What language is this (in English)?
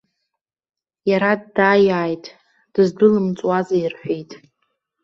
Abkhazian